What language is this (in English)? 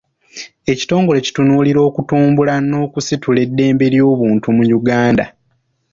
Ganda